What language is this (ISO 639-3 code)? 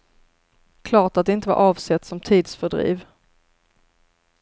swe